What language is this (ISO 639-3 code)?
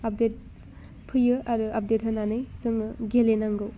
brx